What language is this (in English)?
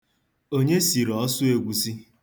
Igbo